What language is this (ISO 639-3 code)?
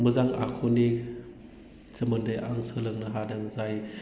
brx